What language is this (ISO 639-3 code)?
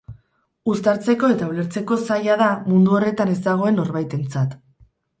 eus